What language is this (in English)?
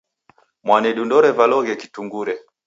Taita